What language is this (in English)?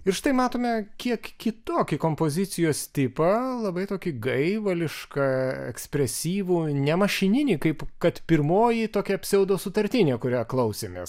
Lithuanian